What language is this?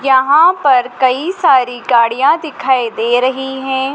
Hindi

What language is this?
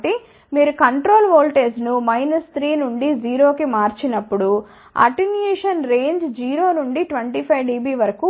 Telugu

